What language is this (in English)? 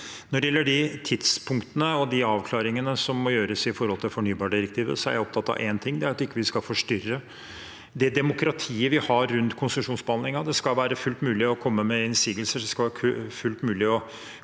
Norwegian